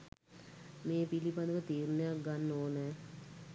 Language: Sinhala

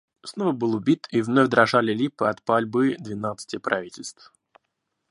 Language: Russian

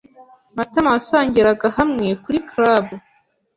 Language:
Kinyarwanda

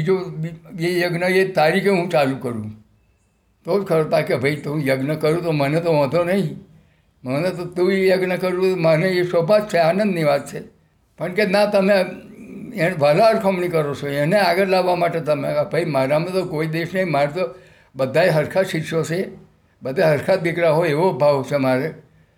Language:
Gujarati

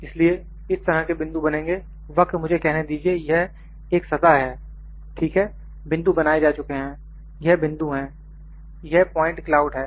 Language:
Hindi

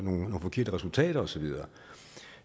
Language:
Danish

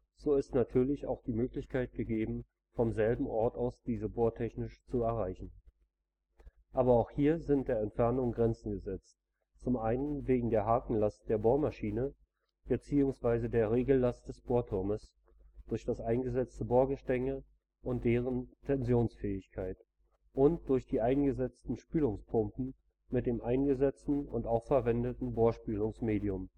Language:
German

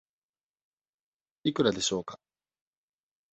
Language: Japanese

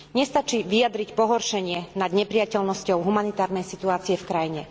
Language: Slovak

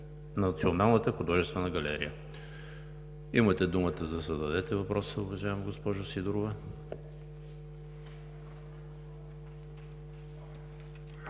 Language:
Bulgarian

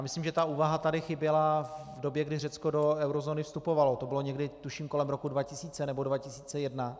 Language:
Czech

